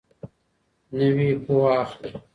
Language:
Pashto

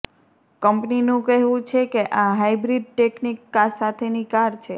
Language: Gujarati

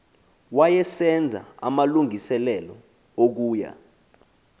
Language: Xhosa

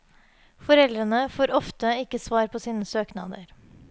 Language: Norwegian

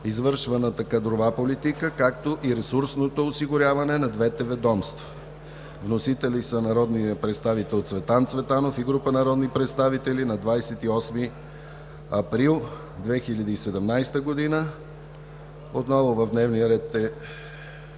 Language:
Bulgarian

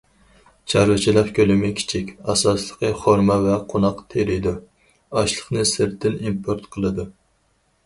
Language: Uyghur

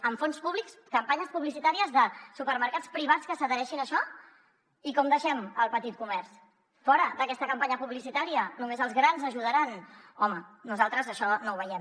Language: Catalan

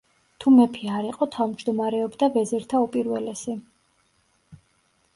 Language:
Georgian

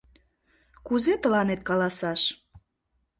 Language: Mari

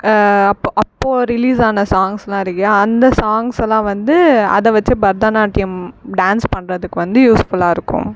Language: Tamil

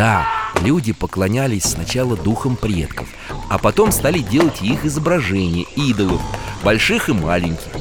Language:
Russian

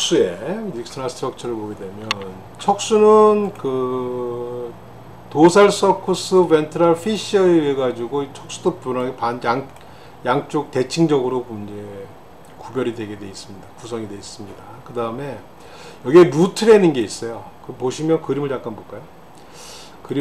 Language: Korean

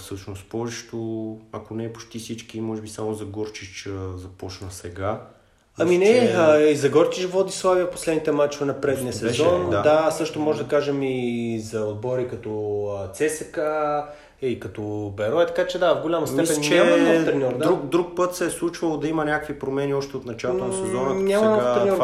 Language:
Bulgarian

